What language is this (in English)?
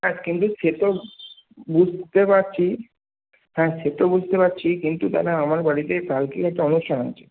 Bangla